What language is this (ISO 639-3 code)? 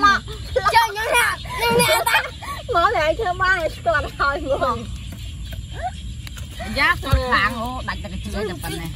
vie